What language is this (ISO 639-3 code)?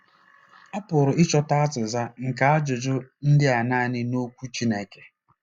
ibo